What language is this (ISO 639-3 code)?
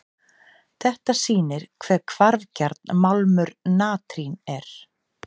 isl